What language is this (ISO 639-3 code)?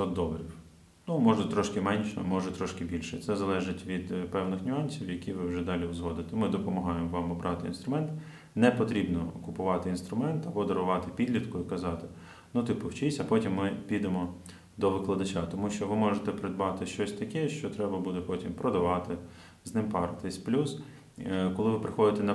ukr